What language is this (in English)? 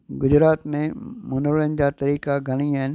Sindhi